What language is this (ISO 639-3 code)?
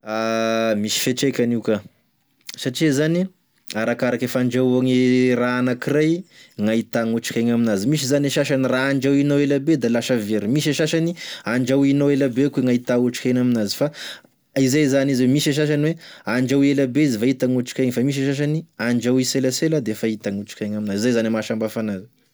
tkg